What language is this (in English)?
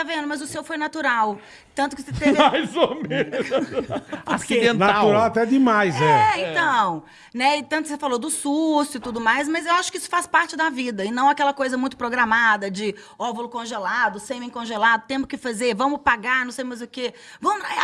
Portuguese